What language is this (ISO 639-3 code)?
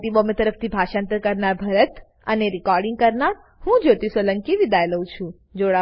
guj